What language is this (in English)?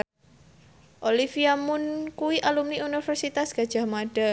Javanese